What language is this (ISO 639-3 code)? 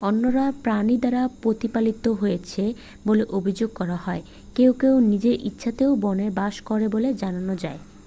ben